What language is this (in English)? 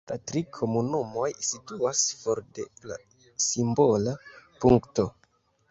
Esperanto